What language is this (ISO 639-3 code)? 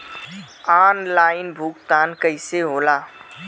bho